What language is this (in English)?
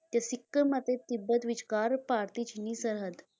Punjabi